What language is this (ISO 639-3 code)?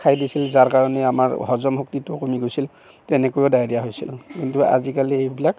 asm